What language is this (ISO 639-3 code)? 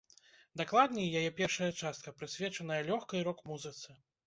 bel